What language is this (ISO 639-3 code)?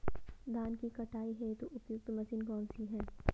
hin